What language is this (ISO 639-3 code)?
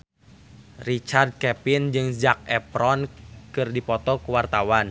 sun